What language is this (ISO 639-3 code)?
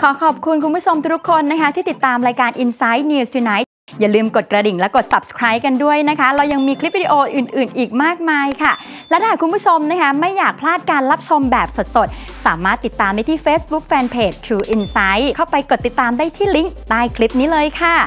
tha